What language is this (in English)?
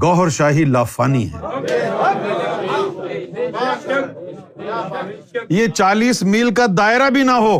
Urdu